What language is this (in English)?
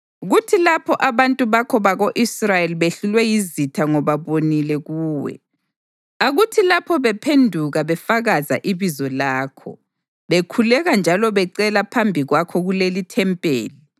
North Ndebele